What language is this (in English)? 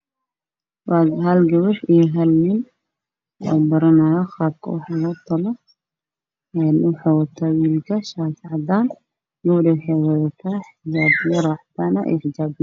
Somali